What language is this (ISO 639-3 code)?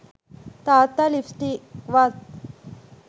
sin